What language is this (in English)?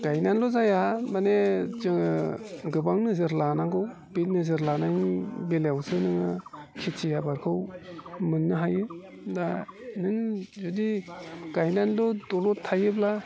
Bodo